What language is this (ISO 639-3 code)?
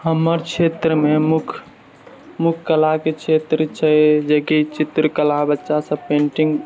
mai